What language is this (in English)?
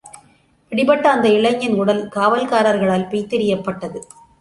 Tamil